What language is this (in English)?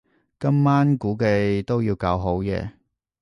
Cantonese